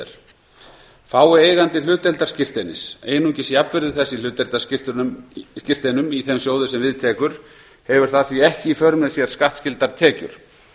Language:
Icelandic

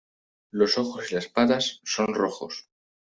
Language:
Spanish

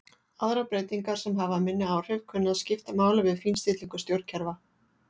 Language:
Icelandic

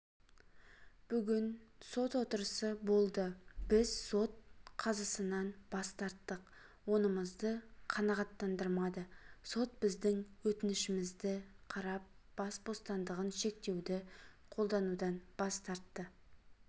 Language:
Kazakh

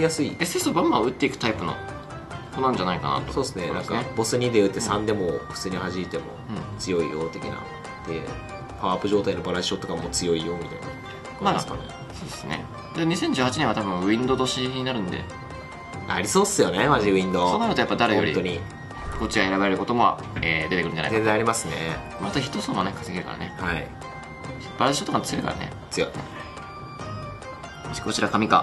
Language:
Japanese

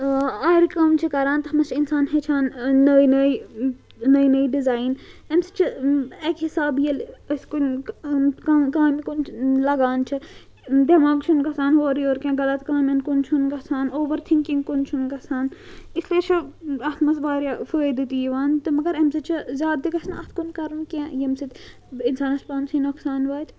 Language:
Kashmiri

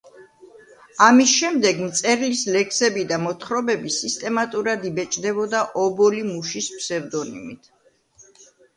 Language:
Georgian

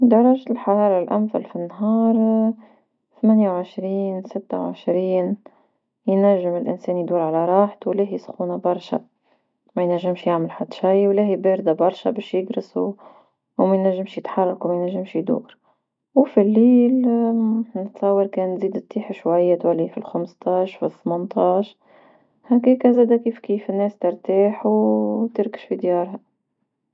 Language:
Tunisian Arabic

